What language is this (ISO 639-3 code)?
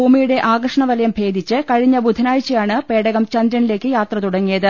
mal